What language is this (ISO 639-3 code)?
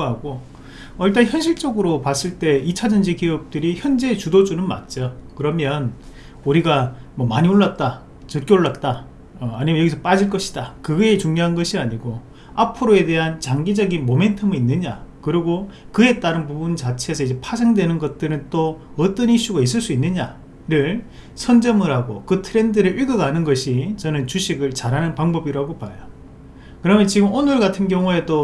kor